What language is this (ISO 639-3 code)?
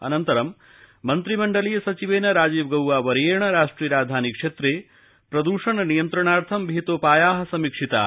san